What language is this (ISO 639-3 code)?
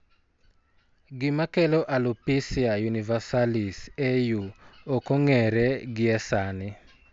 luo